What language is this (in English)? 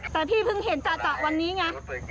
Thai